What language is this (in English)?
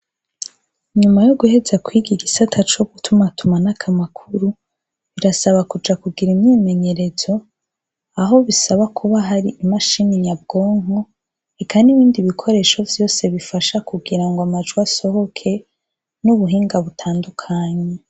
Rundi